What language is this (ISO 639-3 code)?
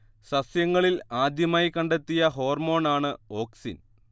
mal